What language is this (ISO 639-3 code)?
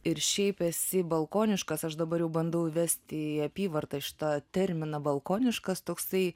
lit